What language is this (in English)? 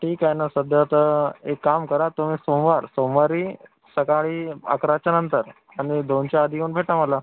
Marathi